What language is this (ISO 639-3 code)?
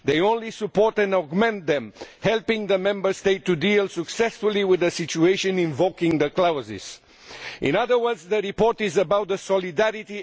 eng